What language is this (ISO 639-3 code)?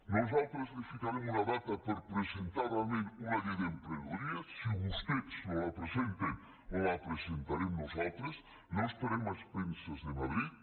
cat